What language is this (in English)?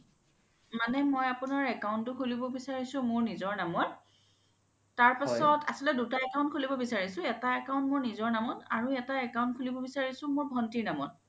Assamese